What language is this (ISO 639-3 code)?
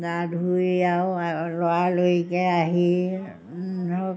asm